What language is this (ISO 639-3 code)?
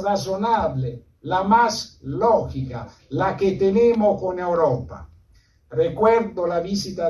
spa